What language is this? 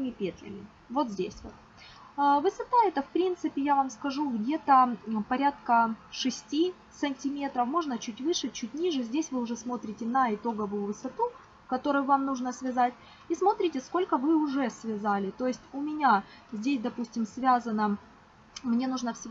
Russian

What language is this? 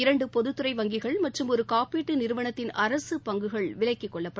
Tamil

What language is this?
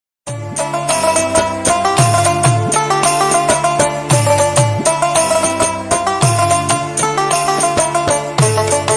Punjabi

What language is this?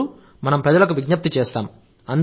Telugu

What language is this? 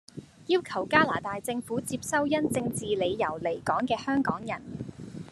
Cantonese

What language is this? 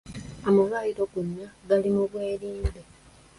Ganda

